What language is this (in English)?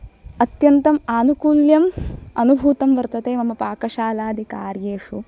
Sanskrit